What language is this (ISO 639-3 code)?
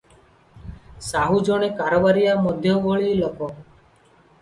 ori